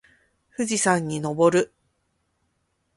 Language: Japanese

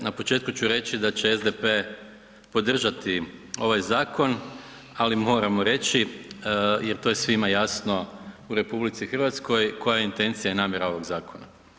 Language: Croatian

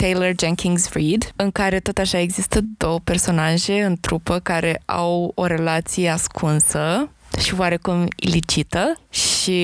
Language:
Romanian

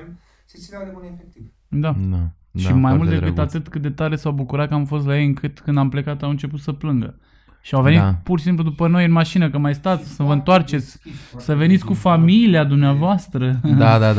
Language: Romanian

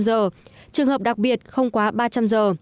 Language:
Vietnamese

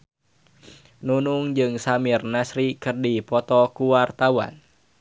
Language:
Sundanese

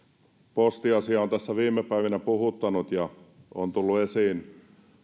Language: Finnish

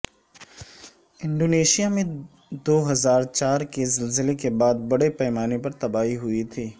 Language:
Urdu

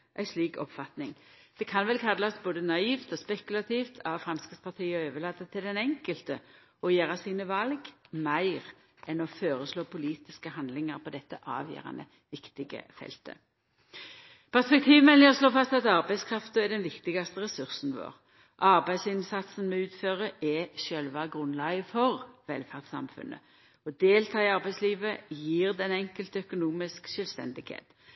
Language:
Norwegian Nynorsk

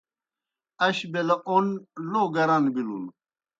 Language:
Kohistani Shina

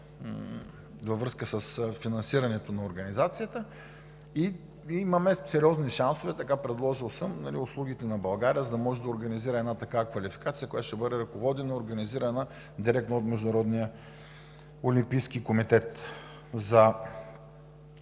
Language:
Bulgarian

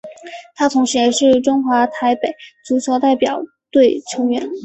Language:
Chinese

